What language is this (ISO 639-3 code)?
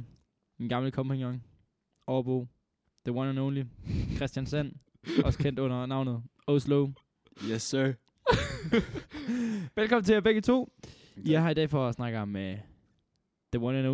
dan